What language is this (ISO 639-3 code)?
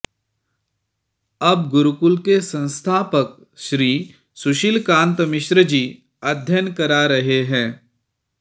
san